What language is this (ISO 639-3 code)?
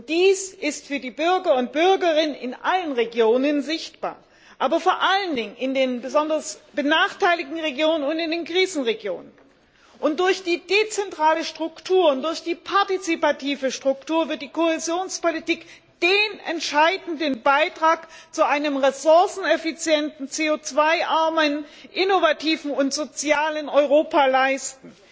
deu